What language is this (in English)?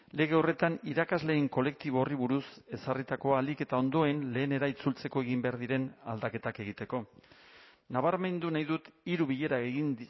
Basque